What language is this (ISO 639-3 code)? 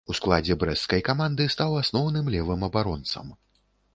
bel